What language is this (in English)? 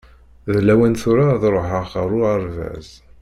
Kabyle